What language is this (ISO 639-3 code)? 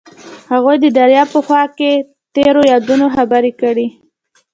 pus